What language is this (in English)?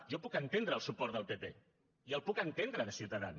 Catalan